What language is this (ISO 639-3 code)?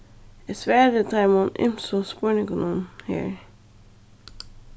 fao